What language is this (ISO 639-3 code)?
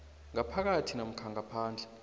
nbl